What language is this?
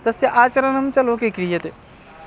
Sanskrit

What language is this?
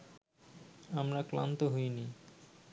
Bangla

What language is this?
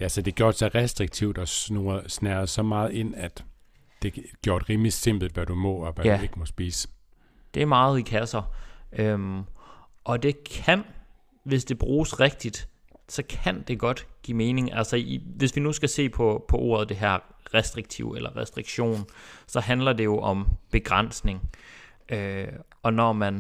Danish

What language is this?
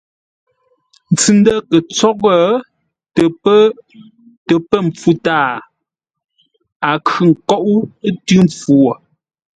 Ngombale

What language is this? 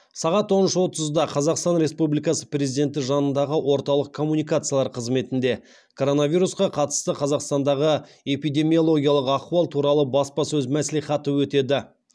Kazakh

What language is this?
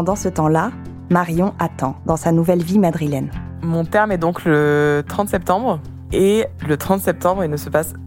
French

